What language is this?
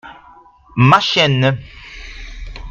French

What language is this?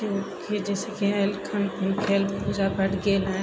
Maithili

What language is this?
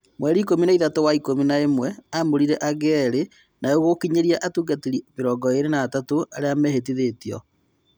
Kikuyu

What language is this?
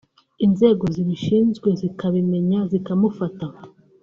Kinyarwanda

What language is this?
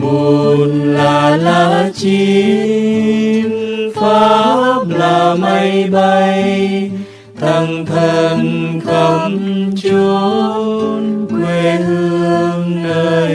Vietnamese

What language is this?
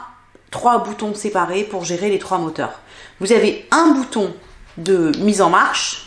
French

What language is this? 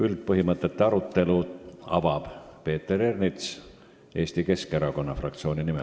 Estonian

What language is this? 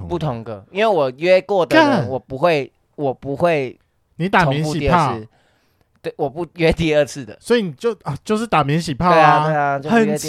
Chinese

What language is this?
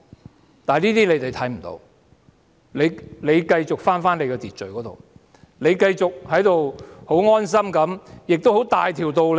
Cantonese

